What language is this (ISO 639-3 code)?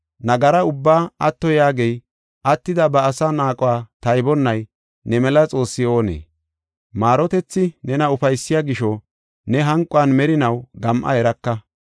gof